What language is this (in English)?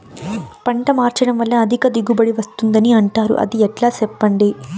Telugu